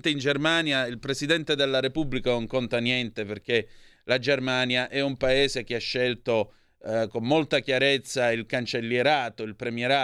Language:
Italian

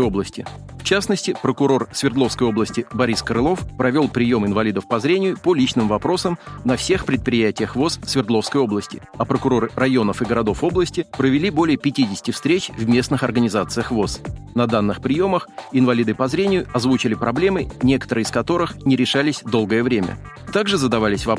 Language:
Russian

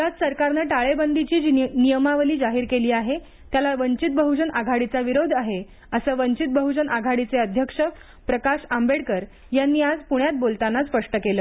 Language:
Marathi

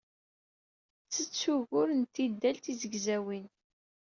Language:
Kabyle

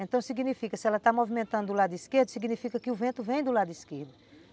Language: Portuguese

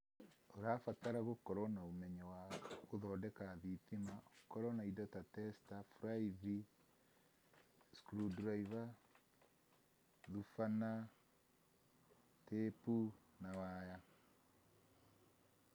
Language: Kikuyu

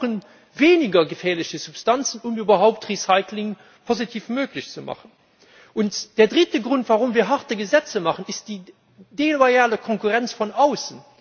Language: German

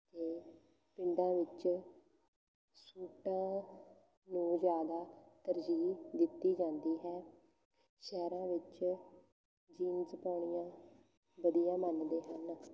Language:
Punjabi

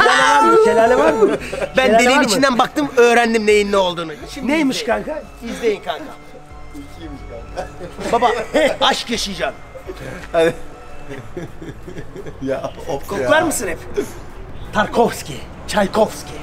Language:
Turkish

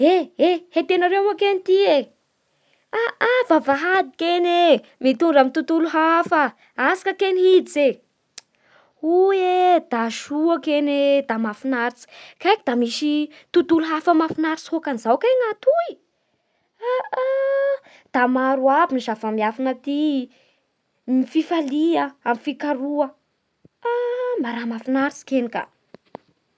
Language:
Bara Malagasy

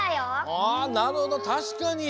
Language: Japanese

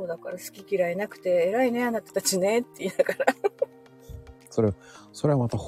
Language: Japanese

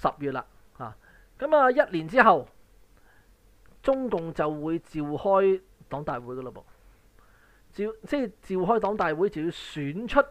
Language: Chinese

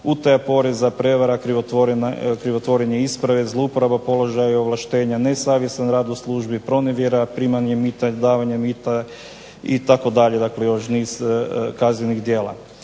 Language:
Croatian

